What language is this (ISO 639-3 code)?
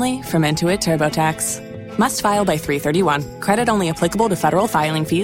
eng